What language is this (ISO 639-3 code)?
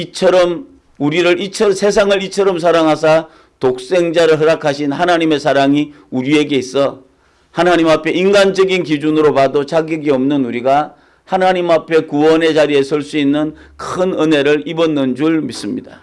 kor